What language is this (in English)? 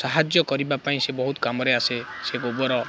Odia